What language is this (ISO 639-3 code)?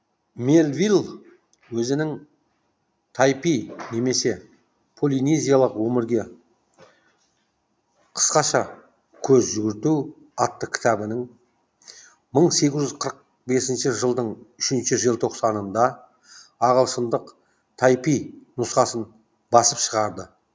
kaz